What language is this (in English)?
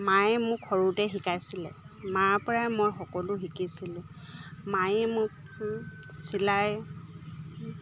Assamese